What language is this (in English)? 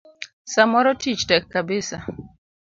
Luo (Kenya and Tanzania)